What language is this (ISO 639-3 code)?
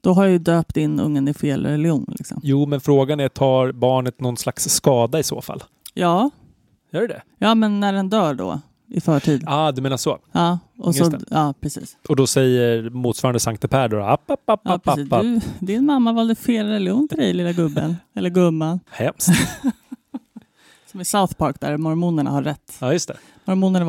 swe